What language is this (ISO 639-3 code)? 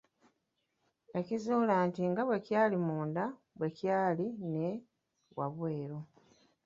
lug